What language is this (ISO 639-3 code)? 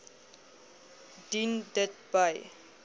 afr